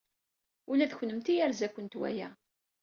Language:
Kabyle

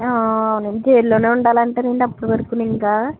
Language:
Telugu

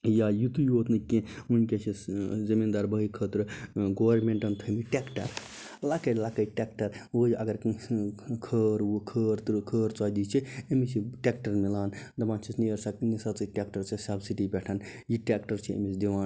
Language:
Kashmiri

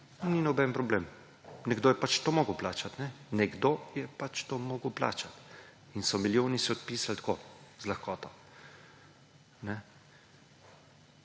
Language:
Slovenian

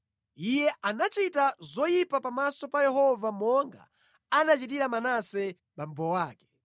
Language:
Nyanja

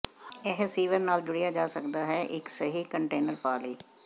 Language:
Punjabi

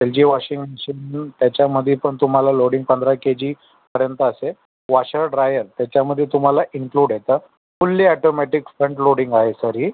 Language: Marathi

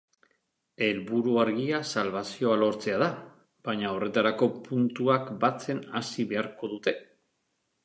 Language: Basque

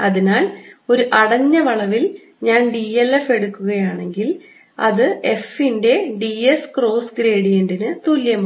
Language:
Malayalam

